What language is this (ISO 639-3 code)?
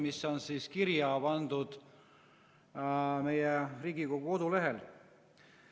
est